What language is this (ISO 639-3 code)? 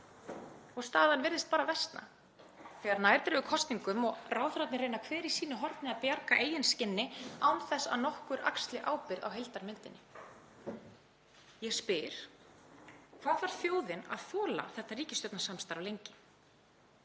isl